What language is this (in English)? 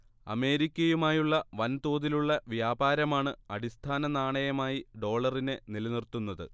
Malayalam